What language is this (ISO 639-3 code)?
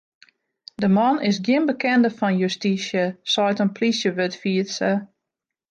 fry